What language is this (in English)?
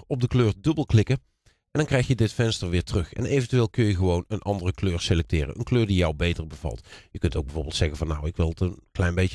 Dutch